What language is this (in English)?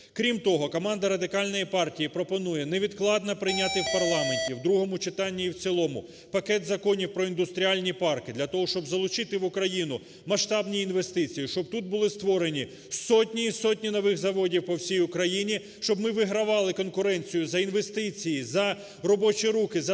Ukrainian